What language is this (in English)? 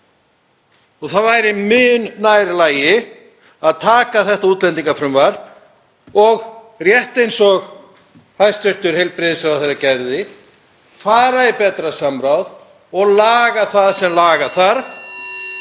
Icelandic